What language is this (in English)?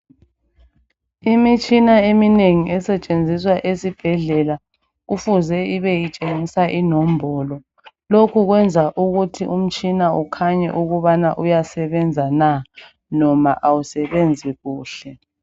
North Ndebele